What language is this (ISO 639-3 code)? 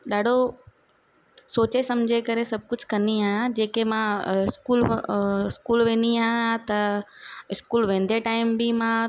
snd